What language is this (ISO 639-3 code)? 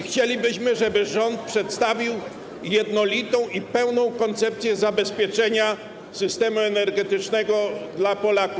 pol